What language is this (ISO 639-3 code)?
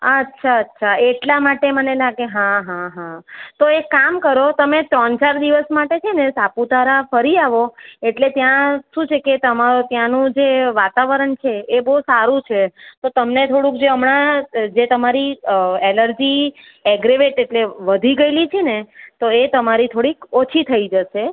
guj